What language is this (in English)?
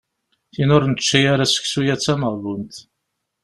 Kabyle